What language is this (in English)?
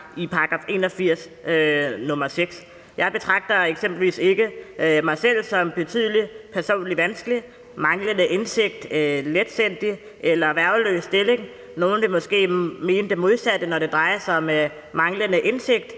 Danish